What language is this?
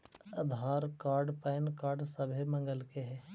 Magahi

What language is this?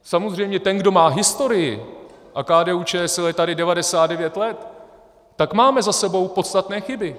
Czech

